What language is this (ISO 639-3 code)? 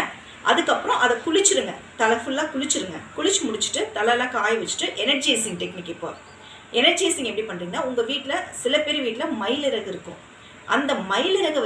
tam